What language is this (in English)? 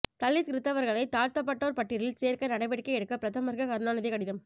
Tamil